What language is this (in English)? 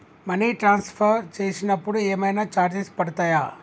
Telugu